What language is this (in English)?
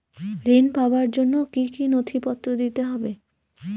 Bangla